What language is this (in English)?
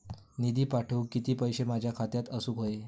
Marathi